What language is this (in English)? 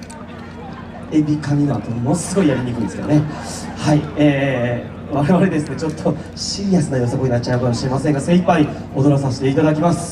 Japanese